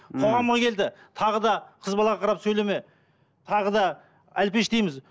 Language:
Kazakh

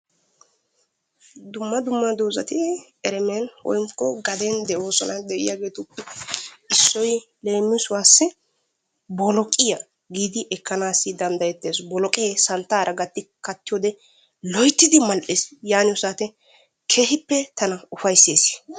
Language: Wolaytta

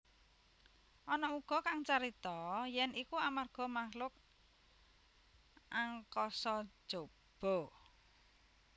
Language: Javanese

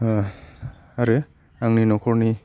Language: Bodo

